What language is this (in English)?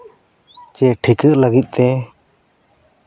Santali